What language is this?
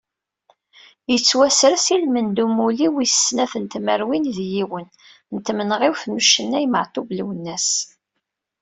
Kabyle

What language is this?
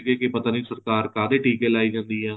Punjabi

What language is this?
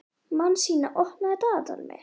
Icelandic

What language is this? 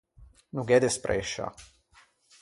Ligurian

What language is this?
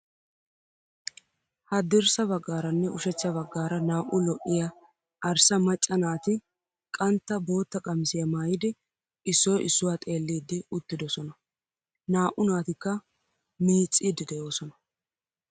Wolaytta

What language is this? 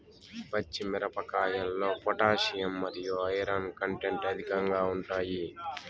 Telugu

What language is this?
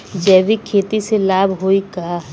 Bhojpuri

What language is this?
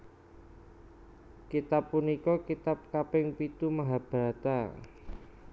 Javanese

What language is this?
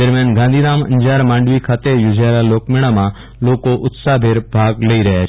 Gujarati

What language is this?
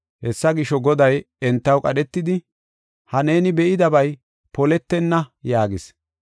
Gofa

